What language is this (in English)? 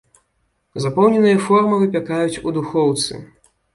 Belarusian